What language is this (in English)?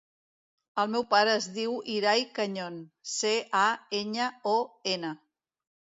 Catalan